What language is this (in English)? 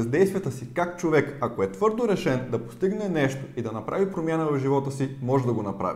Bulgarian